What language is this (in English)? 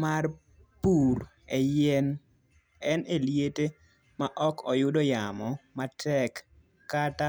Luo (Kenya and Tanzania)